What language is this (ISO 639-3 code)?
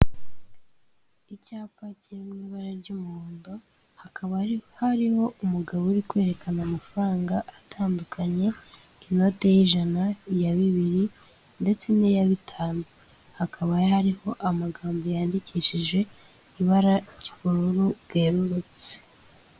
kin